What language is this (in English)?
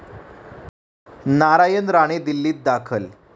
Marathi